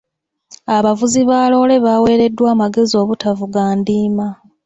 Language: Ganda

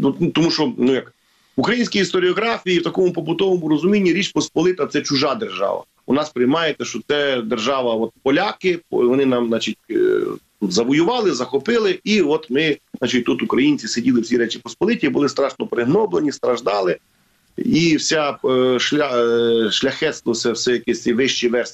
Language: Ukrainian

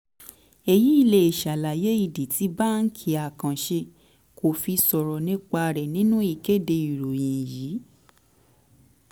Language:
Yoruba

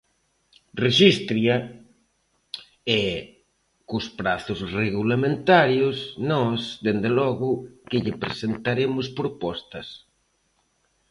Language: Galician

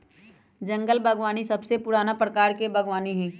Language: Magahi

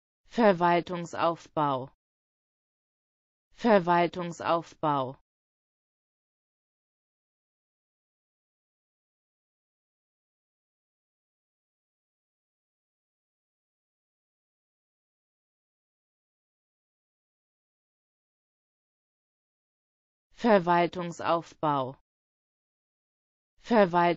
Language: German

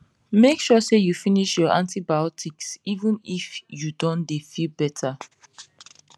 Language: Nigerian Pidgin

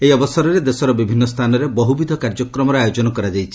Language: Odia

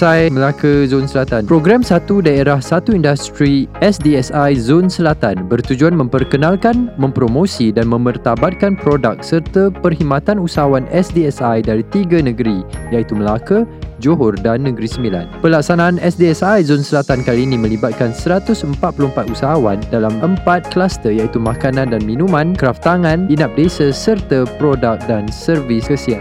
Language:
Malay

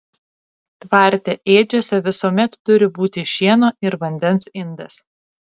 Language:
Lithuanian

